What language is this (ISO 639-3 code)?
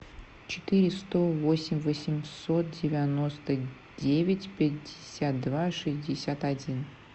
rus